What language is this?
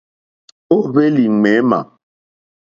Mokpwe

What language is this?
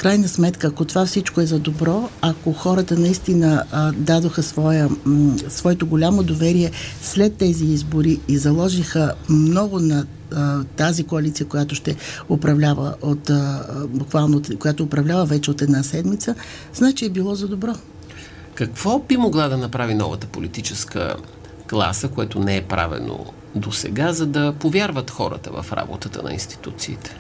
Bulgarian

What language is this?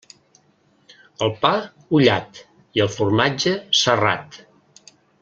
Catalan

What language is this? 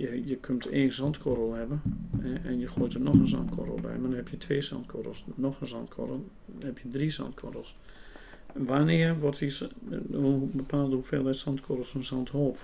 Dutch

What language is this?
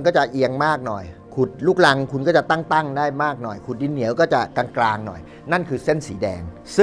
Thai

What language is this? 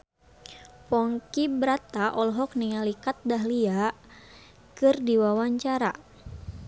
Sundanese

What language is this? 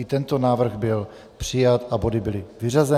Czech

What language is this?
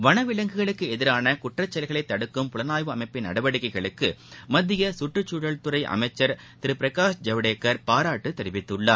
Tamil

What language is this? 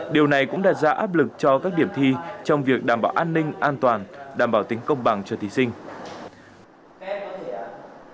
Vietnamese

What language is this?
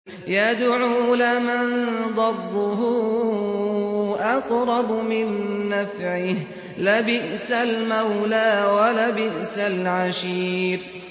Arabic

